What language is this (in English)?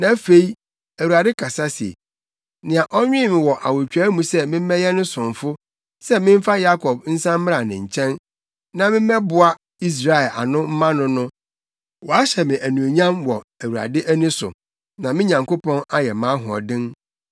Akan